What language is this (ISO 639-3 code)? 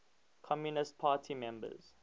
eng